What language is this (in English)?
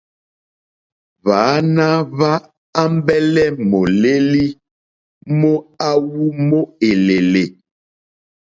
Mokpwe